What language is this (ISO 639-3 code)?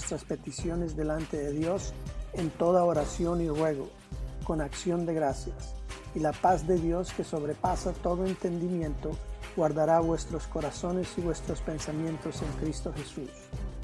spa